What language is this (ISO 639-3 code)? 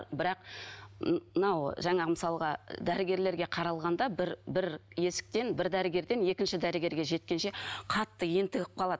kaz